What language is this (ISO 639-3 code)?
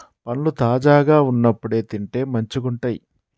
tel